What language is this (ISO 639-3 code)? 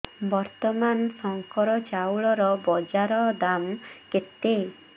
ori